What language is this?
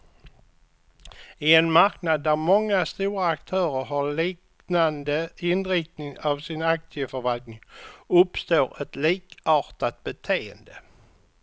Swedish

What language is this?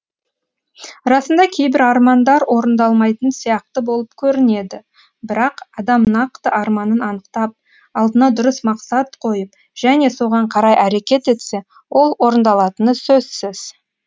Kazakh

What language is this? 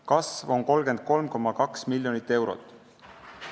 Estonian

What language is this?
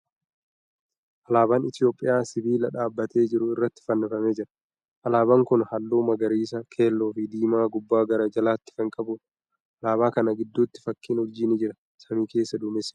Oromo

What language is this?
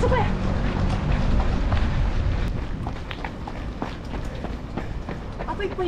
Japanese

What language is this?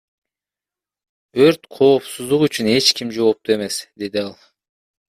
Kyrgyz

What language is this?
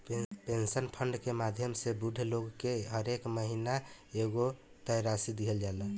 Bhojpuri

